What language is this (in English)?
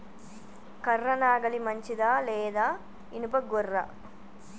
Telugu